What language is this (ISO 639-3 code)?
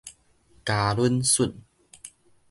nan